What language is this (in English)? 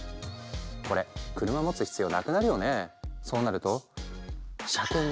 Japanese